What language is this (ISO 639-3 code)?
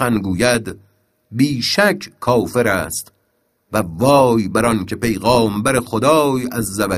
fas